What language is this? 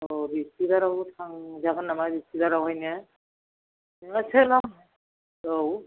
Bodo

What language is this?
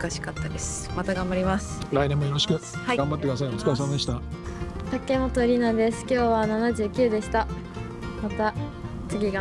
Japanese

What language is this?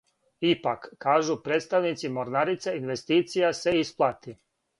Serbian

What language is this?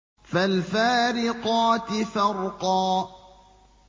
Arabic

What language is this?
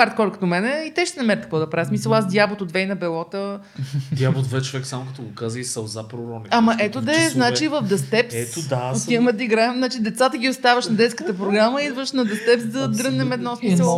Bulgarian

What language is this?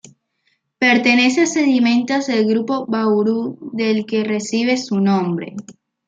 Spanish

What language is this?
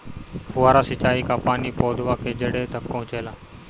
Bhojpuri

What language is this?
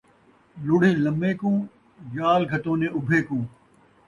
Saraiki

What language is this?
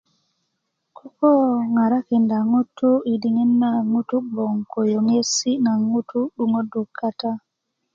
Kuku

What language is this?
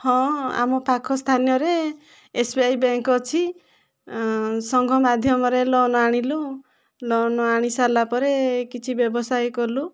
Odia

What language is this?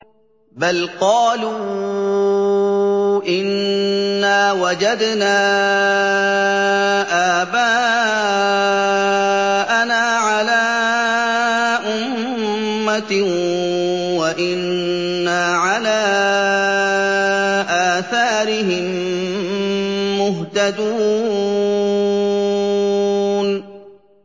Arabic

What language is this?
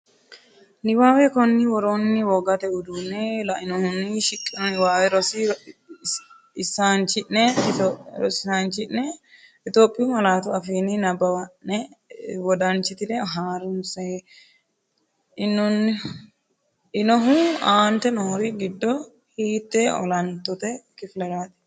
Sidamo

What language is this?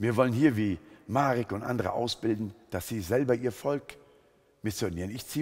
German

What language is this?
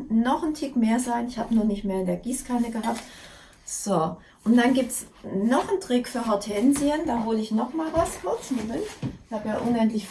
German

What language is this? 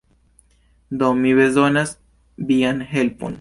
Esperanto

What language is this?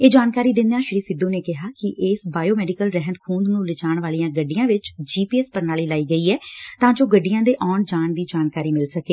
Punjabi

